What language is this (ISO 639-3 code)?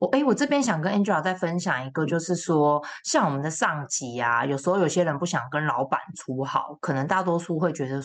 zho